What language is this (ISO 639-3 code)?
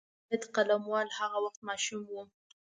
pus